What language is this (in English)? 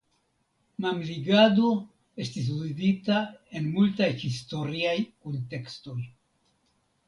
Esperanto